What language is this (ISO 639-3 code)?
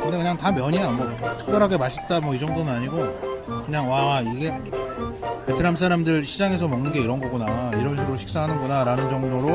kor